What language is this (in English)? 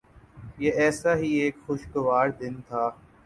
Urdu